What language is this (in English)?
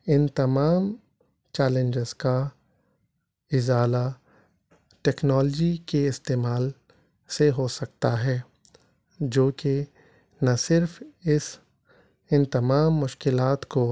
Urdu